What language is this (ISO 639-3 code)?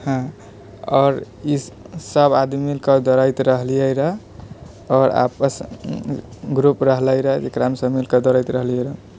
mai